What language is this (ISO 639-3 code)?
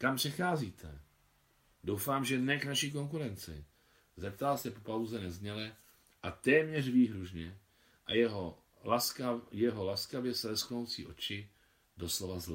ces